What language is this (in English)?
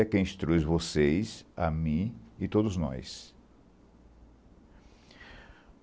Portuguese